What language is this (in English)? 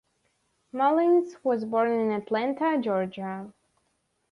English